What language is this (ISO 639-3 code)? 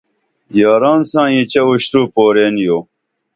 dml